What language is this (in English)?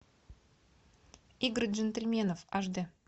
Russian